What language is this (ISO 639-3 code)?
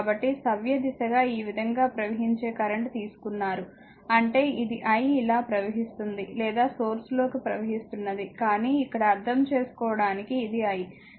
tel